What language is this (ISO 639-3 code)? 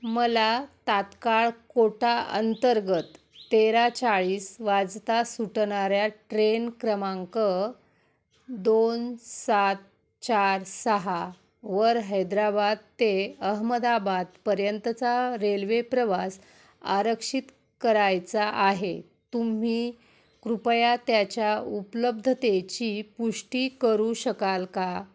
mar